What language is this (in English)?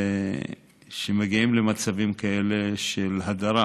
Hebrew